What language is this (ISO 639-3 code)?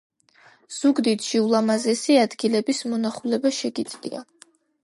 kat